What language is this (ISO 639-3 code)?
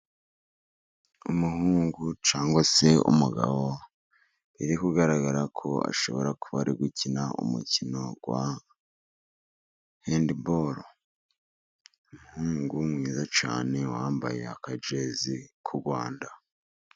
kin